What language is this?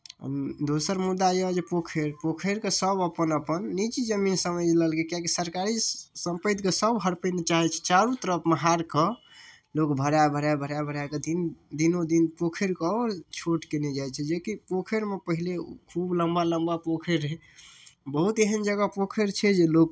Maithili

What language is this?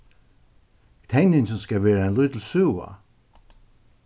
Faroese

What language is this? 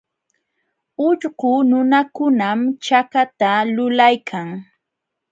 Jauja Wanca Quechua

